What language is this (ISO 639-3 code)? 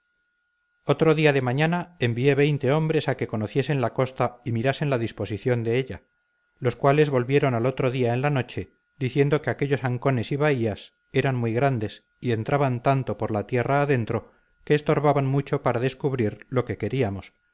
spa